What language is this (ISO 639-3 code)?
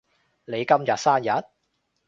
yue